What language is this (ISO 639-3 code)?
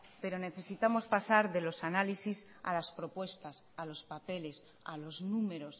spa